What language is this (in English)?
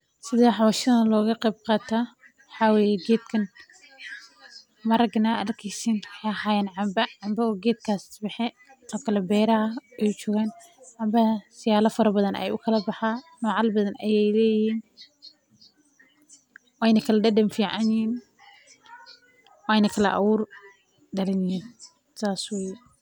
Somali